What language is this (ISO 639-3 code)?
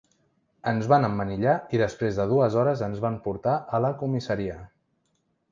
cat